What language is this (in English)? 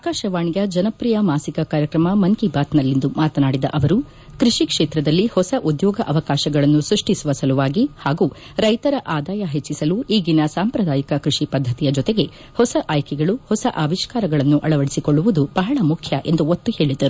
Kannada